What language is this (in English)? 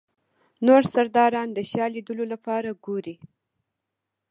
Pashto